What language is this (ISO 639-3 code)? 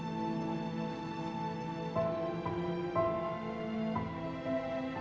ind